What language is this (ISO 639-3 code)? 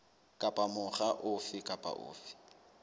sot